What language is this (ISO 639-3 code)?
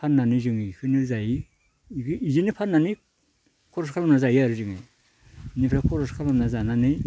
brx